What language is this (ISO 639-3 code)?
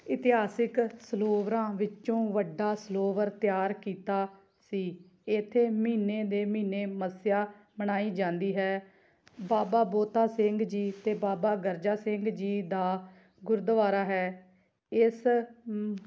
pan